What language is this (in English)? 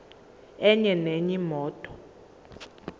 Zulu